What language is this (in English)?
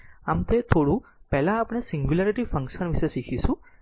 Gujarati